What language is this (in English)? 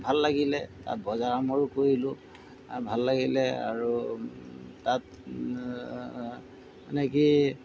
Assamese